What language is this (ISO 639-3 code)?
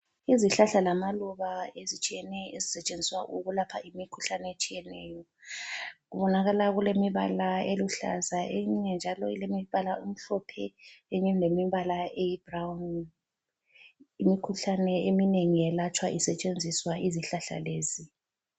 nde